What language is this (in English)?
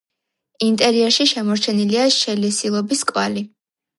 Georgian